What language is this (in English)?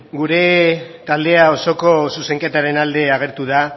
Basque